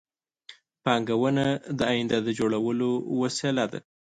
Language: Pashto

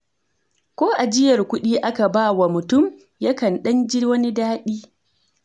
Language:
Hausa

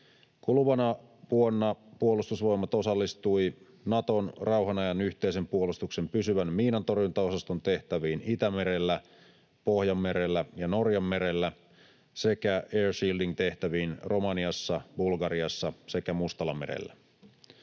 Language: Finnish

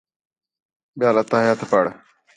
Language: Khetrani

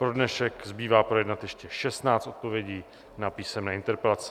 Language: Czech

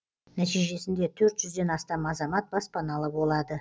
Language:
Kazakh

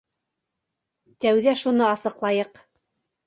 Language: Bashkir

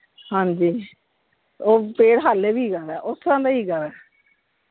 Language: Punjabi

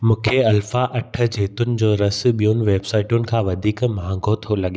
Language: Sindhi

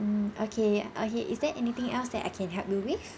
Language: English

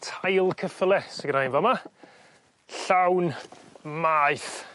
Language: Welsh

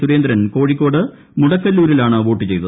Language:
Malayalam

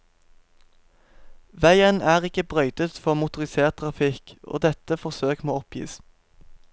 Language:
Norwegian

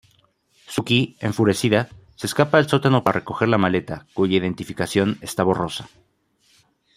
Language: Spanish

